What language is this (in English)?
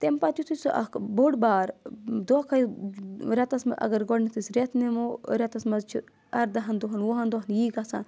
Kashmiri